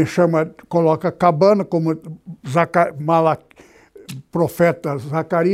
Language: Portuguese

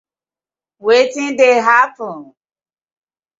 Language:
Nigerian Pidgin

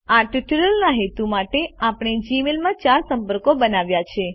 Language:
Gujarati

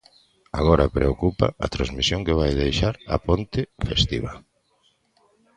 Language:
Galician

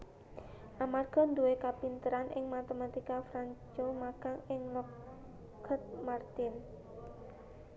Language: Javanese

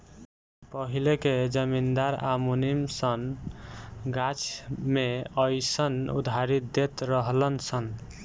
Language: Bhojpuri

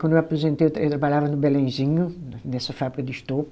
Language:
Portuguese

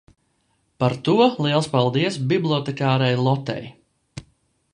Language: Latvian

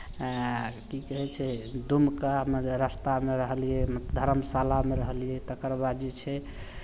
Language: Maithili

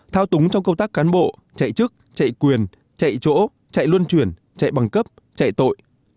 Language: Vietnamese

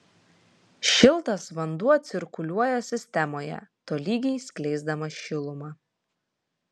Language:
Lithuanian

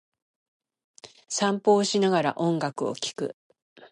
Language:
Japanese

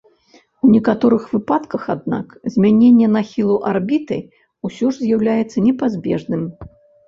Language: Belarusian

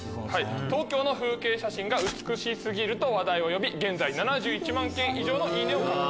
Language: Japanese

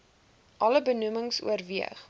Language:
Afrikaans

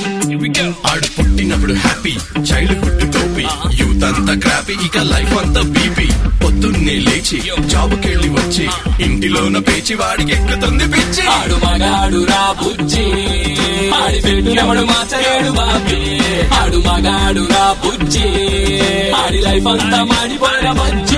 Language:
Telugu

